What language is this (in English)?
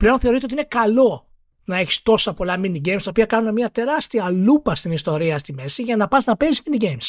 Greek